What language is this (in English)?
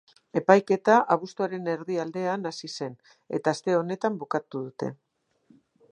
Basque